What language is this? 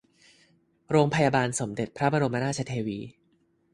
Thai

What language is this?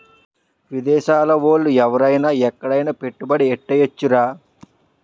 Telugu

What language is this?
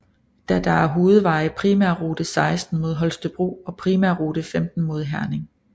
Danish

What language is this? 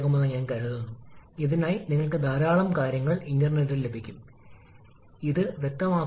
Malayalam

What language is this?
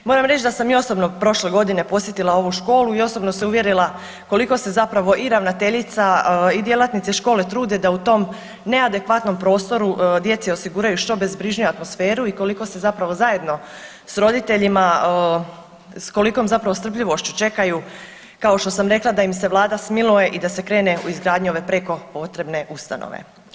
Croatian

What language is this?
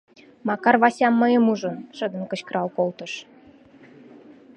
Mari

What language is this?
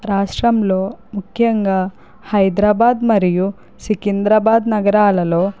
Telugu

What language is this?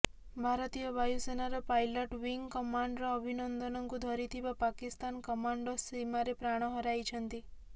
Odia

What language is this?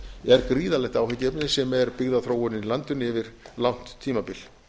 Icelandic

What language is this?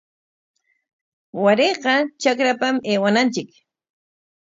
Corongo Ancash Quechua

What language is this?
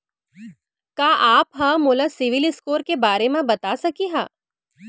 Chhattisgarhi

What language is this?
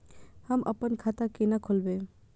Maithili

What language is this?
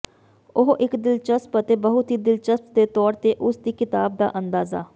Punjabi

